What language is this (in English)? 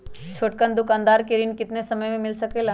Magahi